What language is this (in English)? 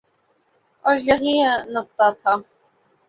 Urdu